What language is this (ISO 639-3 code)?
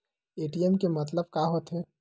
hne